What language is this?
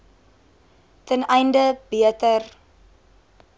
Afrikaans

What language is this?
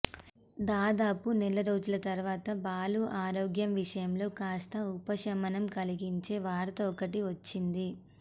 Telugu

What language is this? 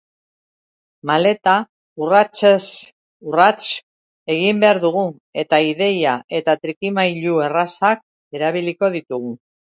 Basque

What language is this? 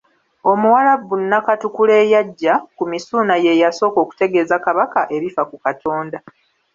Ganda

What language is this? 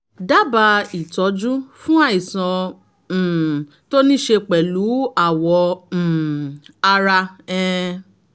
Yoruba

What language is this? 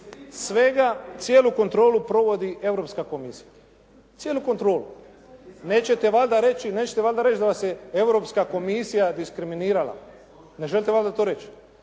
Croatian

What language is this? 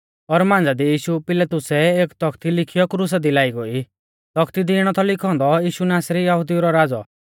Mahasu Pahari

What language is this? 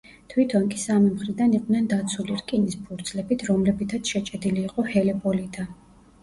Georgian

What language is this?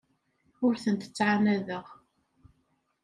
Kabyle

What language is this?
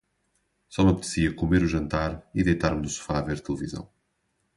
Portuguese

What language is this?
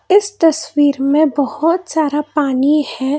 Hindi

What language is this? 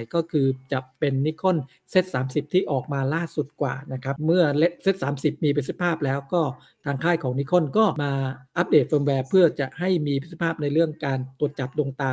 Thai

